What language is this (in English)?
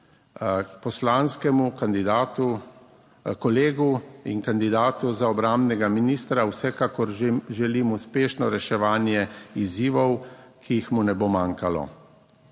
Slovenian